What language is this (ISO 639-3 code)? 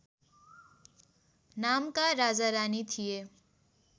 nep